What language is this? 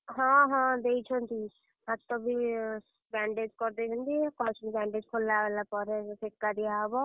Odia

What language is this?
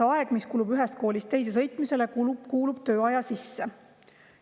Estonian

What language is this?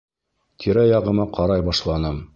Bashkir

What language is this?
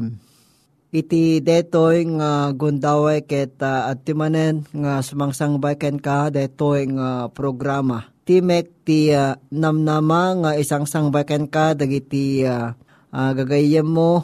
Filipino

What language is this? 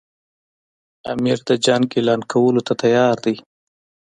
Pashto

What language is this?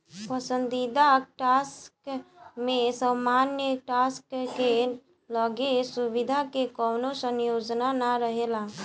Bhojpuri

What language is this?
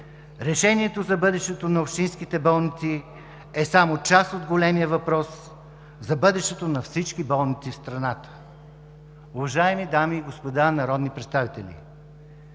Bulgarian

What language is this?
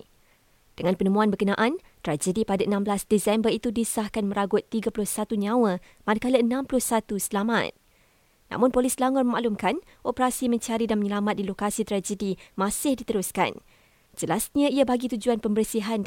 Malay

